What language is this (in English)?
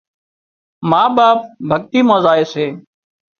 Wadiyara Koli